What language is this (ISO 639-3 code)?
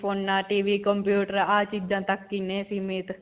pan